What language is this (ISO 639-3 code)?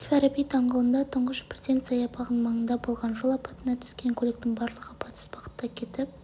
kaz